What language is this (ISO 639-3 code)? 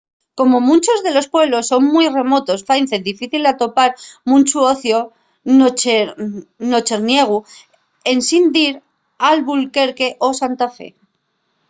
ast